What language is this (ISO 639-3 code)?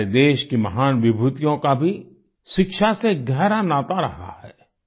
hin